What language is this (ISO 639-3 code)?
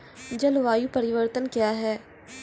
mai